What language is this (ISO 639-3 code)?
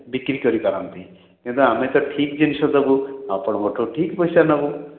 ori